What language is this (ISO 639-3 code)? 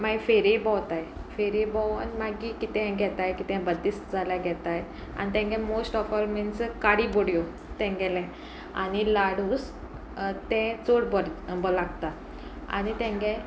kok